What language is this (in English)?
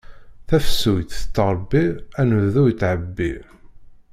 Kabyle